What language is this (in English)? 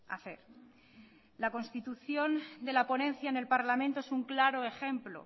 Spanish